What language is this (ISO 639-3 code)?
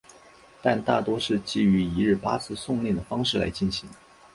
zho